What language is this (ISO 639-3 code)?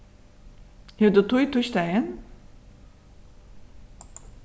fao